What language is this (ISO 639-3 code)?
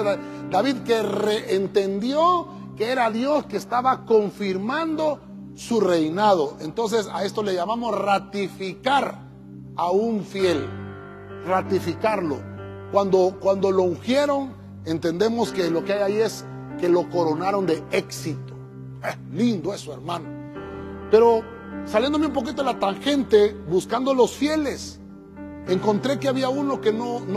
spa